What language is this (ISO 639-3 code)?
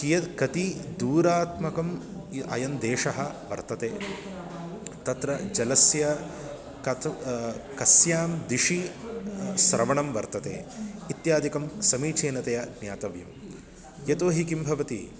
san